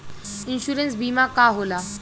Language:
Bhojpuri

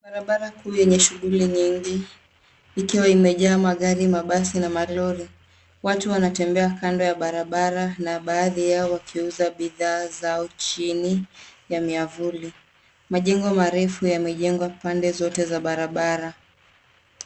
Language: Swahili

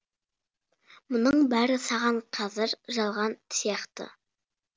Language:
Kazakh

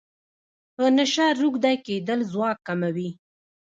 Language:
Pashto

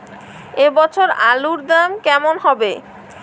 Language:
Bangla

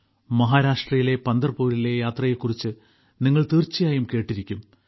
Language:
Malayalam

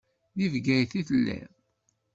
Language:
Kabyle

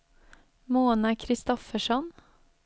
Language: Swedish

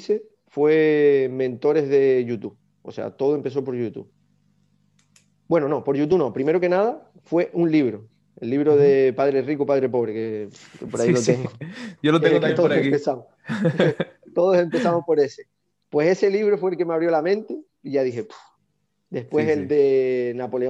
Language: Spanish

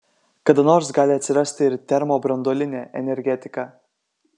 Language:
Lithuanian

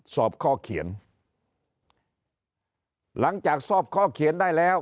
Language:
Thai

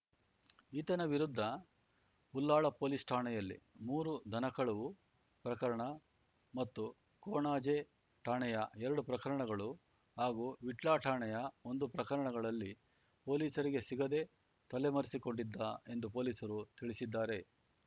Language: Kannada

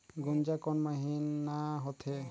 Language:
Chhattisgarhi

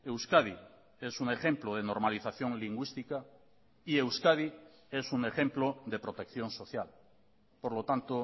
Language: Spanish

